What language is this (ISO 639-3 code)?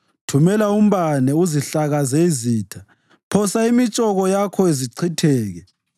nde